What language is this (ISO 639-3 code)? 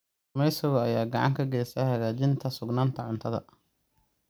som